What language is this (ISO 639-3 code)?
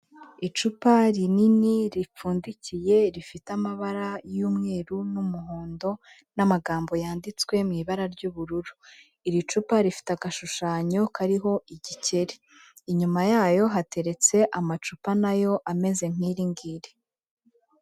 kin